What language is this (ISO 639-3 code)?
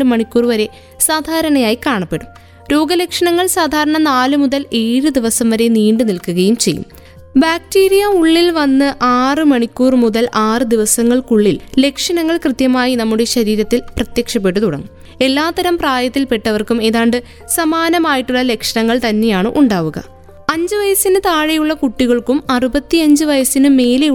mal